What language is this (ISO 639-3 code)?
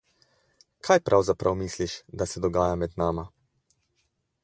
slv